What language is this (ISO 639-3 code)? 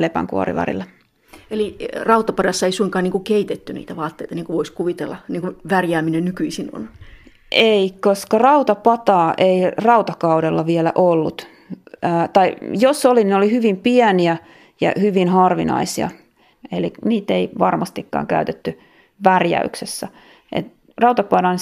fin